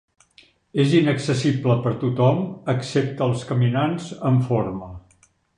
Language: Catalan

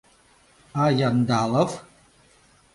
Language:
Mari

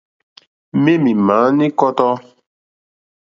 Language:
Mokpwe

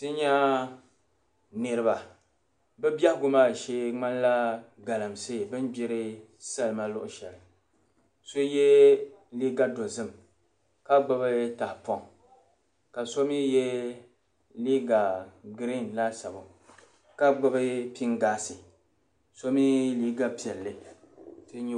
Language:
Dagbani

